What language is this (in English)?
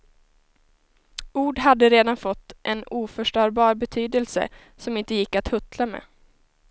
Swedish